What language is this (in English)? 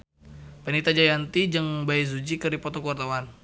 Sundanese